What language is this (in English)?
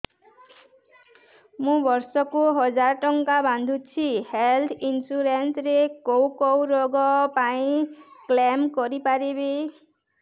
Odia